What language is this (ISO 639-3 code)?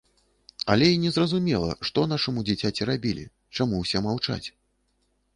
bel